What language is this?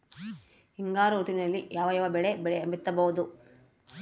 Kannada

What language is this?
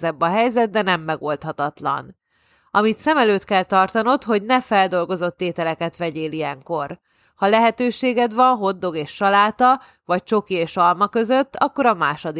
Hungarian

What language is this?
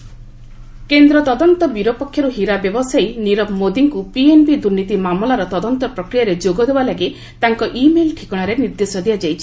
Odia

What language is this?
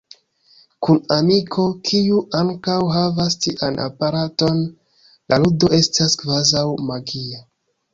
Esperanto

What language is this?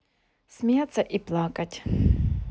Russian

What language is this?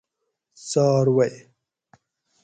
Gawri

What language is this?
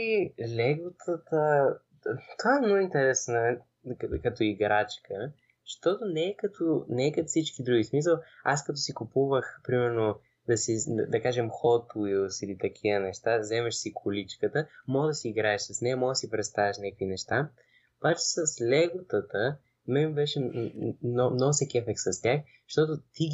Bulgarian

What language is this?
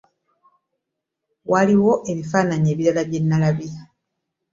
Ganda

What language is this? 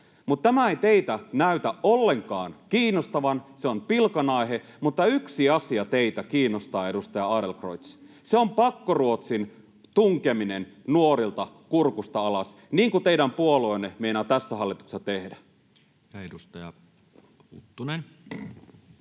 Finnish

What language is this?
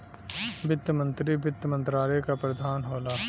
Bhojpuri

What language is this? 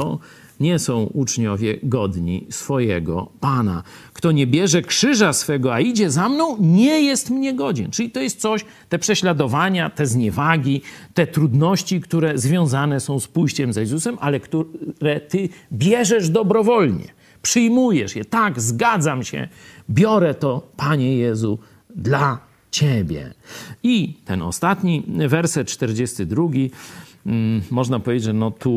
Polish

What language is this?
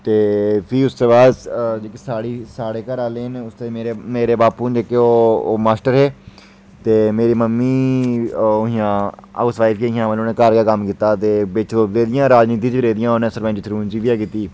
Dogri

